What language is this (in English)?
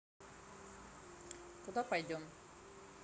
Russian